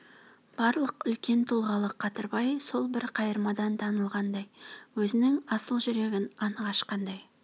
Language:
Kazakh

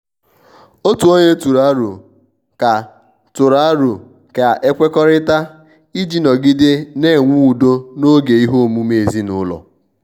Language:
Igbo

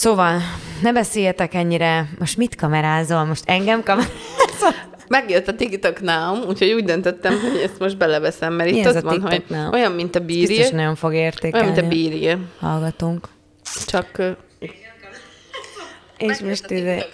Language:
Hungarian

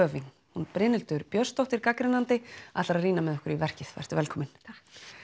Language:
Icelandic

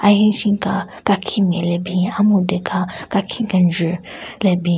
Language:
Southern Rengma Naga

